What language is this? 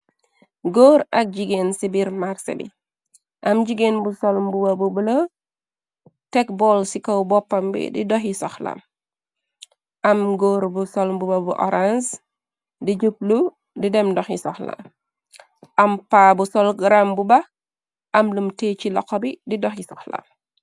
Wolof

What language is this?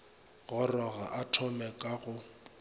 Northern Sotho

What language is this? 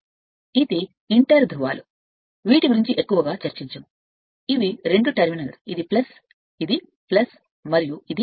Telugu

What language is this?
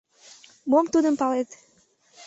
Mari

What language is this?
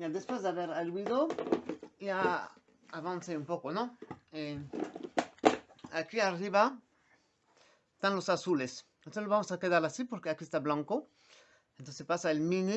Spanish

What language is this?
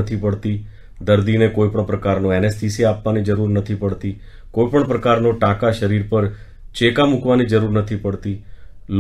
Gujarati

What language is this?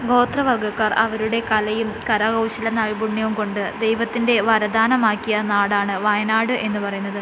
Malayalam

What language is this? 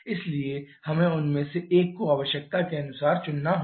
Hindi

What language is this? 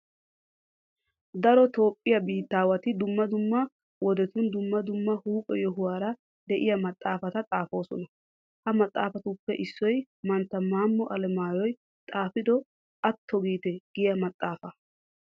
Wolaytta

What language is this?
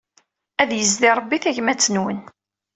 Kabyle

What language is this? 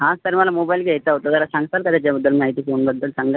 Marathi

